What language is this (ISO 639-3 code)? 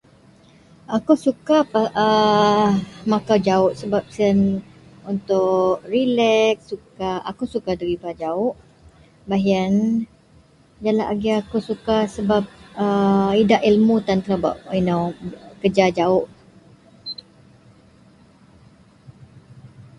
mel